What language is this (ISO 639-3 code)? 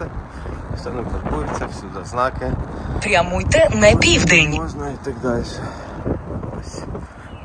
ukr